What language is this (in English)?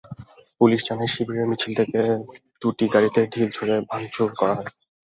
Bangla